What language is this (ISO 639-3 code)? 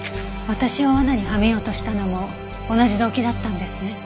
jpn